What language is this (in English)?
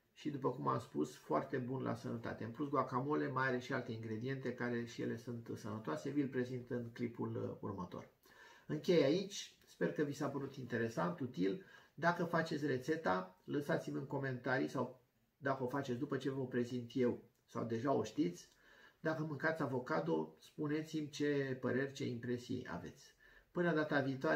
Romanian